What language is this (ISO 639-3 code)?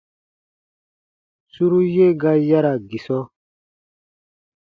bba